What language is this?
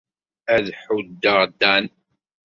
Kabyle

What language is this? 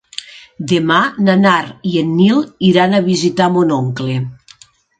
Catalan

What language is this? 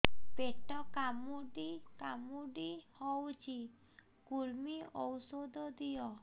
Odia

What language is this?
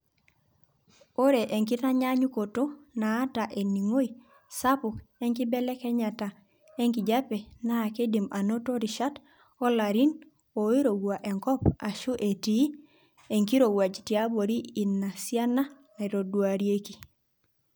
Masai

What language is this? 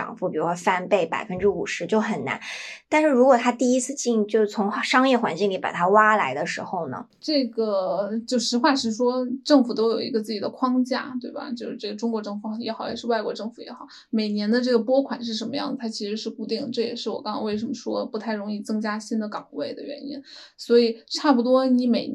Chinese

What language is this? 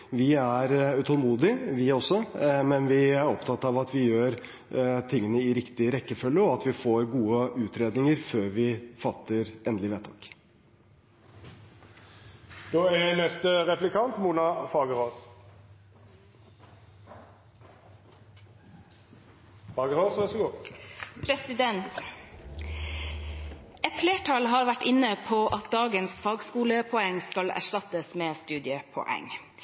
Norwegian Bokmål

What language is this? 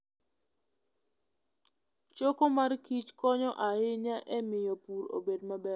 Luo (Kenya and Tanzania)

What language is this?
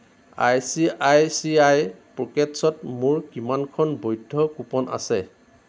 Assamese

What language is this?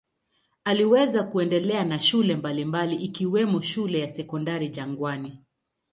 Swahili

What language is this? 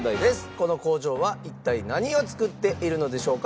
Japanese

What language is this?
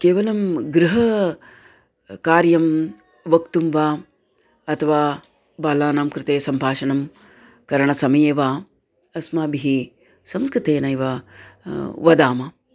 Sanskrit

